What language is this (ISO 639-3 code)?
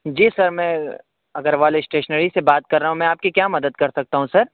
urd